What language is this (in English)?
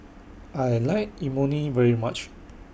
English